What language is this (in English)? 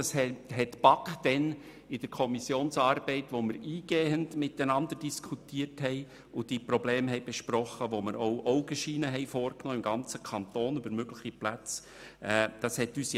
Swiss German